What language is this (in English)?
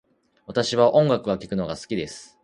Japanese